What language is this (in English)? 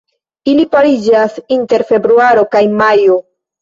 Esperanto